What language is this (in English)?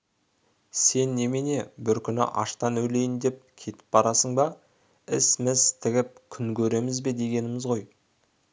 Kazakh